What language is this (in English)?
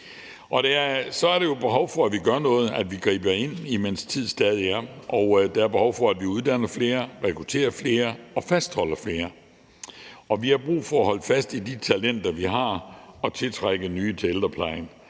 Danish